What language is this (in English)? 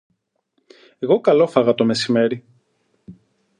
Greek